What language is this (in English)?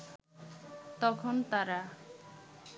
Bangla